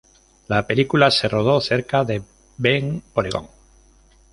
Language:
Spanish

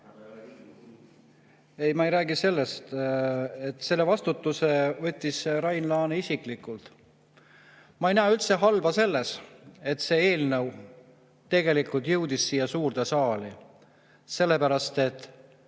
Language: Estonian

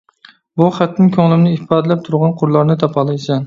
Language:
Uyghur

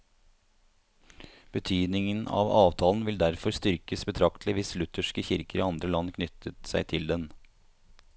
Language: Norwegian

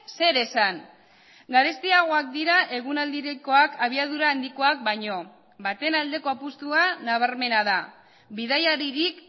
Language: Basque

